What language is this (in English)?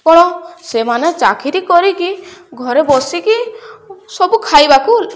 Odia